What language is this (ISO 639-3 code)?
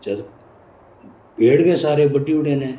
doi